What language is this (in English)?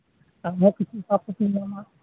Santali